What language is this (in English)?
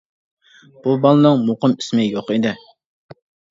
Uyghur